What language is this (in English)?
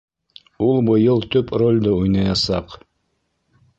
Bashkir